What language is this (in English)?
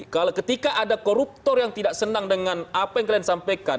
Indonesian